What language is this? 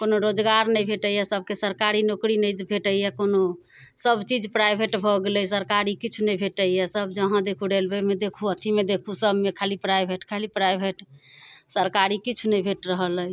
Maithili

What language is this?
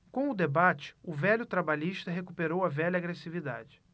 Portuguese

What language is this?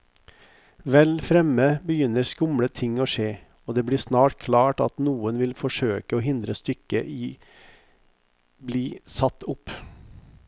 Norwegian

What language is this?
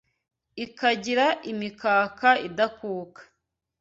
Kinyarwanda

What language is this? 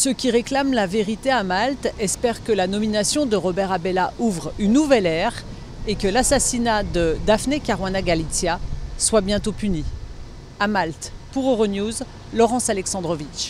French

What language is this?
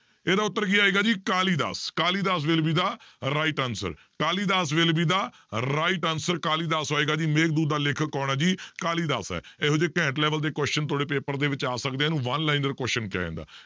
Punjabi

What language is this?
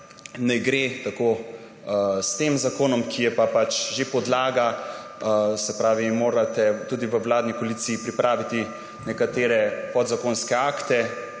Slovenian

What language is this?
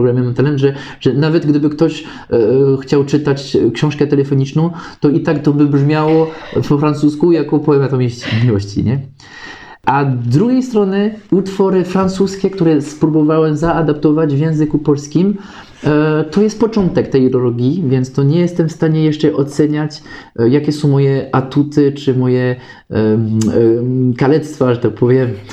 Polish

